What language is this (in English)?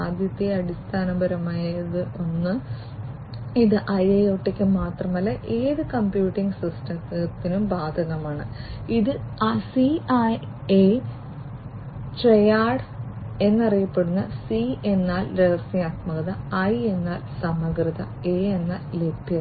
Malayalam